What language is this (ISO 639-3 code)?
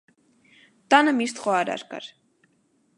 hye